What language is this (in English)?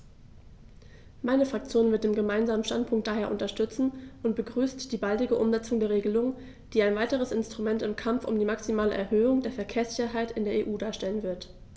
German